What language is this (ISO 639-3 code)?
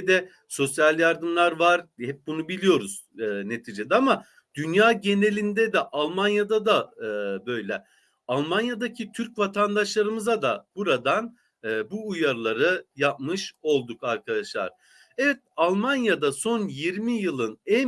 tur